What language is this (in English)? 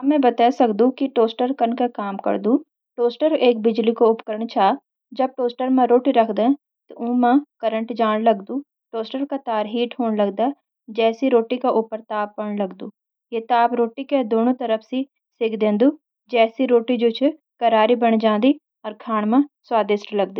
Garhwali